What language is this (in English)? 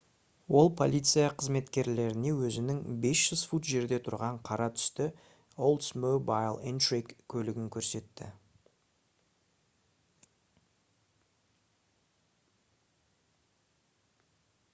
Kazakh